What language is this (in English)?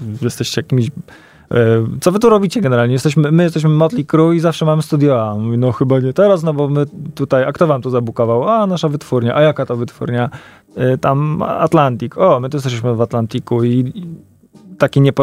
Polish